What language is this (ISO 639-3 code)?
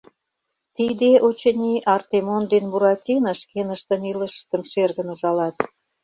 chm